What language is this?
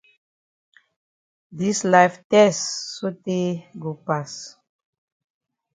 Cameroon Pidgin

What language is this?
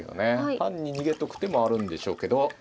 Japanese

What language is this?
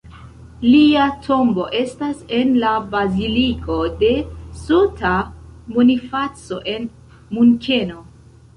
Esperanto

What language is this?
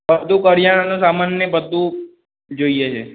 Gujarati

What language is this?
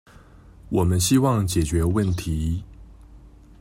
Chinese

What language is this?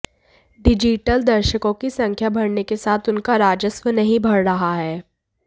Hindi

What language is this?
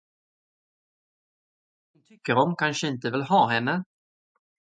Swedish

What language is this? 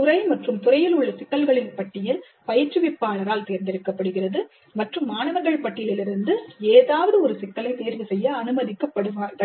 Tamil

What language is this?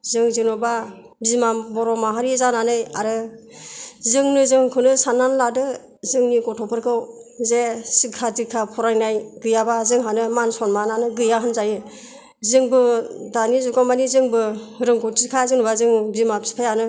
Bodo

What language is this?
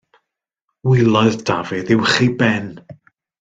Welsh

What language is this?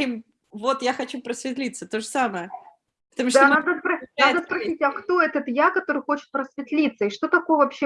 Russian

